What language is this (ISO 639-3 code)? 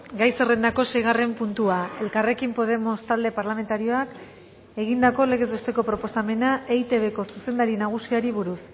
eus